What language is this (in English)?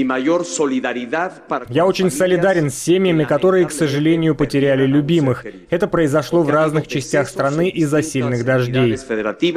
Russian